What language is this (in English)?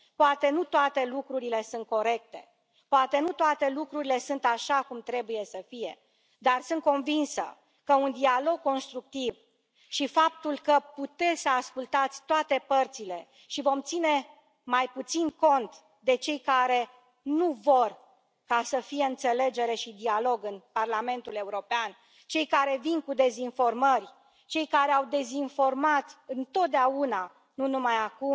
Romanian